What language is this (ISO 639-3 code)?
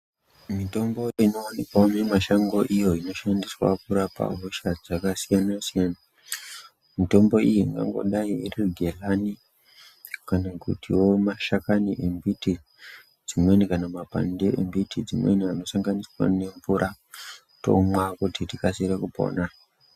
ndc